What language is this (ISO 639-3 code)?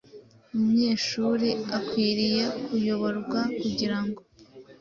kin